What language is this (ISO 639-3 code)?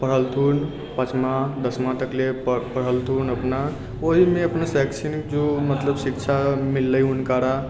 mai